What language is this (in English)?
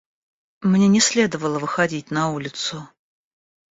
Russian